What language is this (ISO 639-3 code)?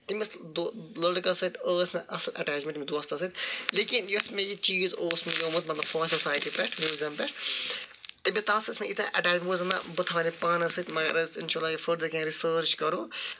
kas